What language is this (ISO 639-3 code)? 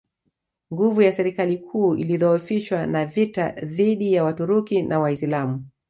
swa